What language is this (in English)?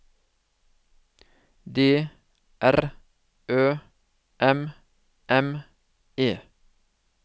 Norwegian